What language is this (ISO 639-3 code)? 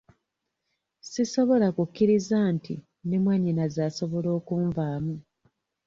lug